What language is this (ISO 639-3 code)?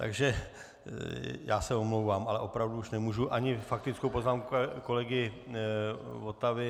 ces